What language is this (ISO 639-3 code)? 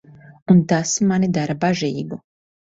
lav